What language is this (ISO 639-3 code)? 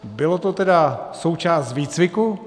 ces